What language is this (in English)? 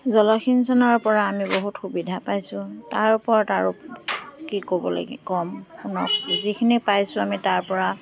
Assamese